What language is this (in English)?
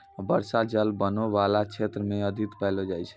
Maithili